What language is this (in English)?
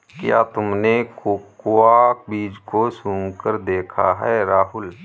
Hindi